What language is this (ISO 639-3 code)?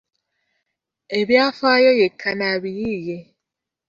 lug